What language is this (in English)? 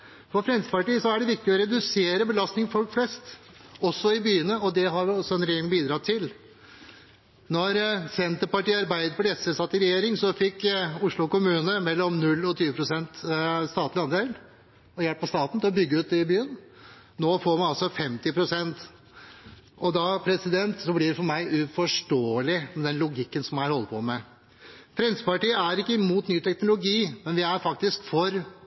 Norwegian Bokmål